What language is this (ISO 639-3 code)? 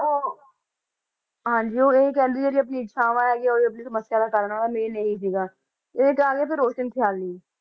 pan